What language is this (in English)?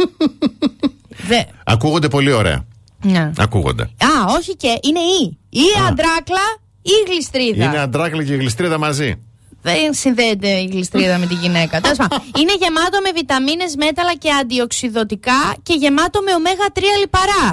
Greek